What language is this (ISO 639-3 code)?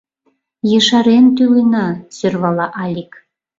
chm